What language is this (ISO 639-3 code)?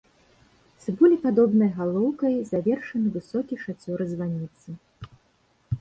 bel